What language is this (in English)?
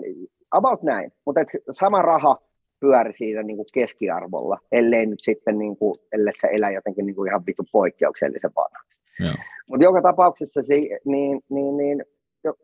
Finnish